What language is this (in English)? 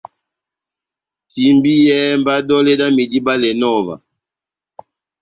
Batanga